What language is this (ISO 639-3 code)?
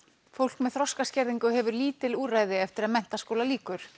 isl